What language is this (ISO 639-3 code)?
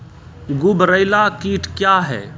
mai